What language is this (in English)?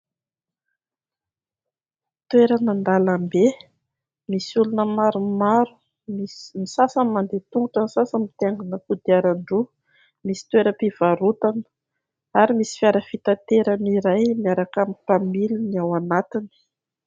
Malagasy